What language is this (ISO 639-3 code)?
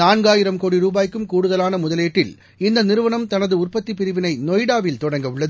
tam